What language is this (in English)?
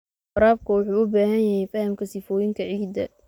Somali